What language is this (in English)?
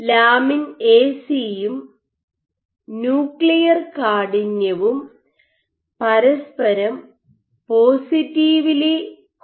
Malayalam